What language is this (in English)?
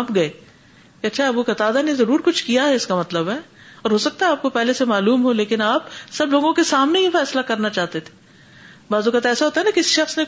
Urdu